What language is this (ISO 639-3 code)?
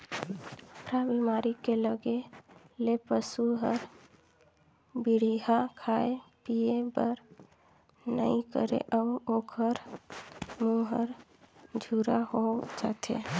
hne